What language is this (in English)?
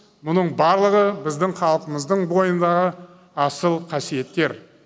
Kazakh